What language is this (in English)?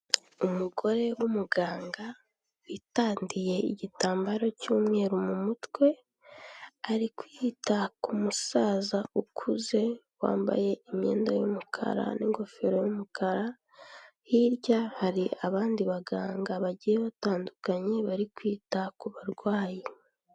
Kinyarwanda